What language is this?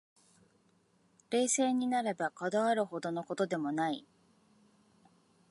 Japanese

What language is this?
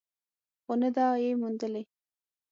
Pashto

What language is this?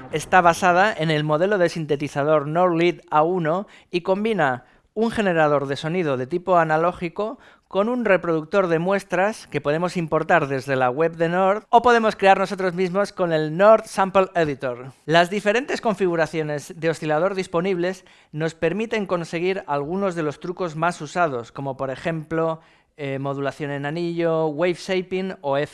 Spanish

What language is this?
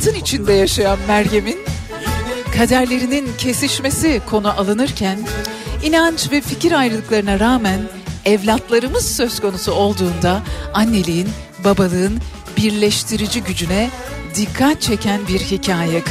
Turkish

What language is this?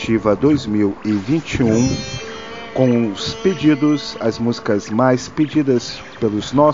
Portuguese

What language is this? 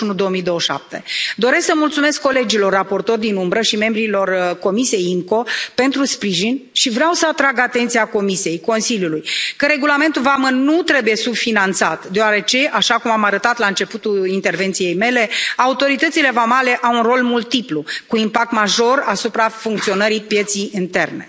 Romanian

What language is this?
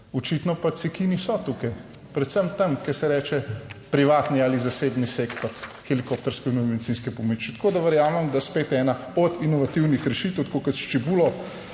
Slovenian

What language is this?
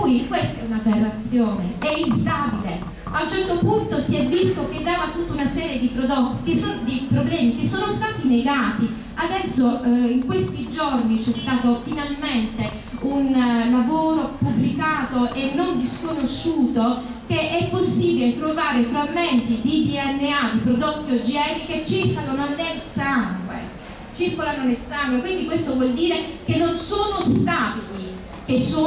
Italian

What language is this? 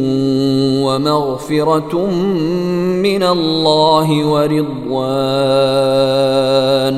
Swahili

